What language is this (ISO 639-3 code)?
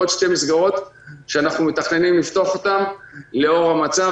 heb